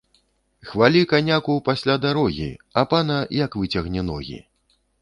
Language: Belarusian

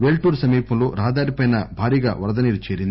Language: Telugu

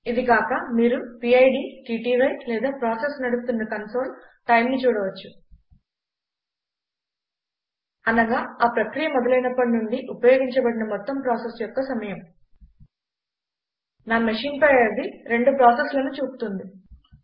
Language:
Telugu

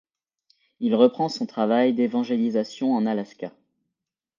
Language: French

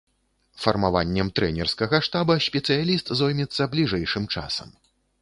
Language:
Belarusian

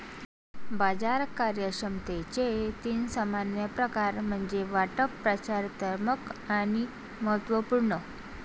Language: Marathi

